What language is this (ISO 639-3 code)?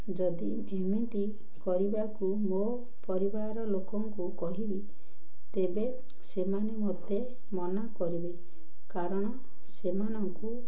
ori